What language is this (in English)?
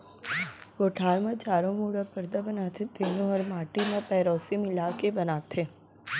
Chhattisgarhi